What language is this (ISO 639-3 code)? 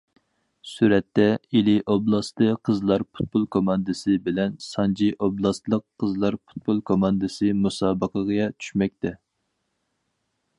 uig